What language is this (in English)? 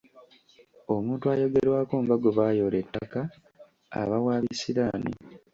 Ganda